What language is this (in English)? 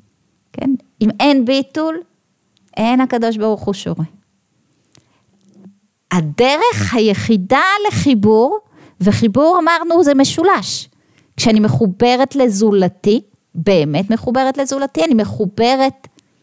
Hebrew